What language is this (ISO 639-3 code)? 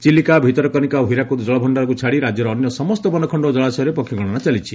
ori